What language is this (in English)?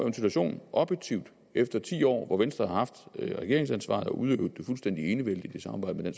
Danish